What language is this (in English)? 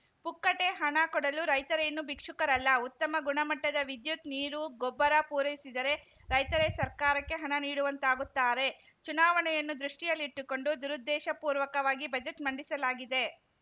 Kannada